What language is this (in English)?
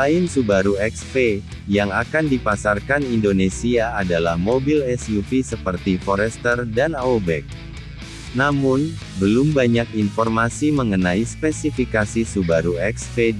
Indonesian